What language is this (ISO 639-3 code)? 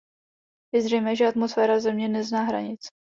ces